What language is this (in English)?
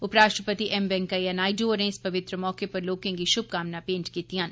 Dogri